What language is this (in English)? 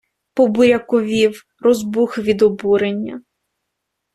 Ukrainian